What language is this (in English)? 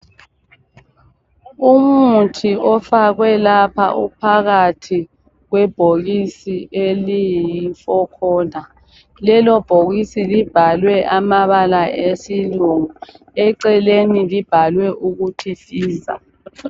North Ndebele